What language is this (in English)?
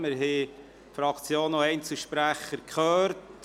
Swiss German